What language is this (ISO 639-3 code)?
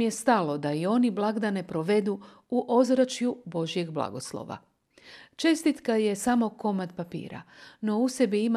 hrv